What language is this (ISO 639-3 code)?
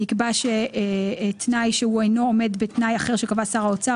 heb